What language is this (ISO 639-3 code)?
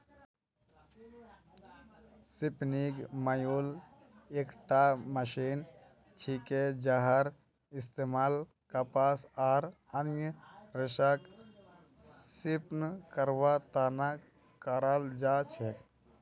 mag